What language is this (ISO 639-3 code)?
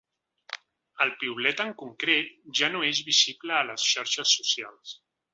cat